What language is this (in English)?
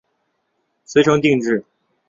Chinese